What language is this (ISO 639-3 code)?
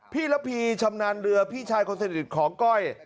tha